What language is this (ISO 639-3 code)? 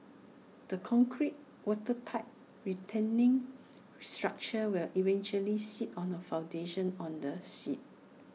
eng